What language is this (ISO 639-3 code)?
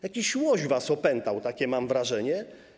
pol